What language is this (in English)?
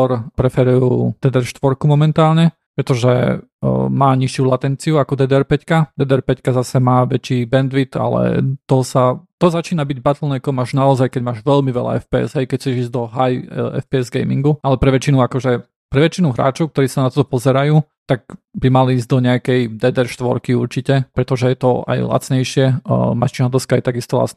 Slovak